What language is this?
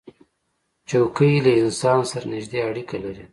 Pashto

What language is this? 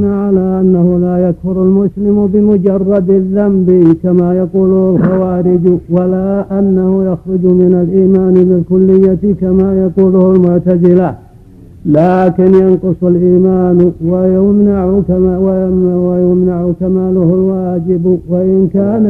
Arabic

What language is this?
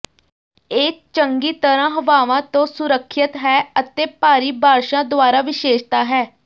Punjabi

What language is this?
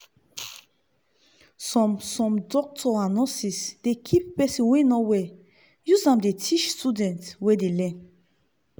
Nigerian Pidgin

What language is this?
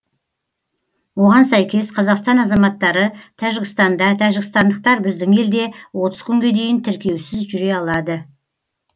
Kazakh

